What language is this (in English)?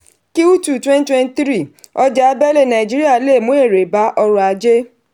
Yoruba